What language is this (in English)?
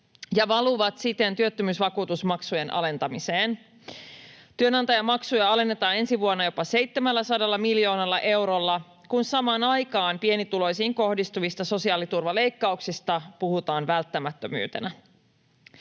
Finnish